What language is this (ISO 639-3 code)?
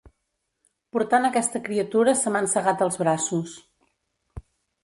cat